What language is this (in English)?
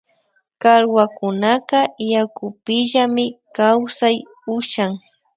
Imbabura Highland Quichua